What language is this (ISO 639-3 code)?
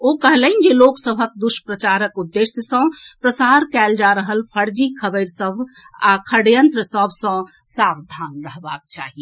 mai